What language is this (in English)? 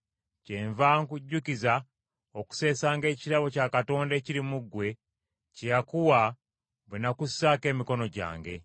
Ganda